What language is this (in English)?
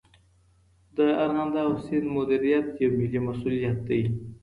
Pashto